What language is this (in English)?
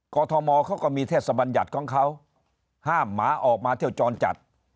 Thai